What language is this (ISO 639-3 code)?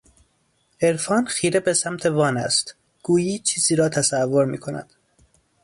fas